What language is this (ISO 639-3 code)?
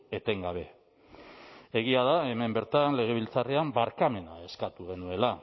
eus